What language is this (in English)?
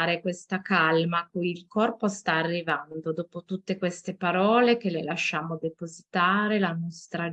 Italian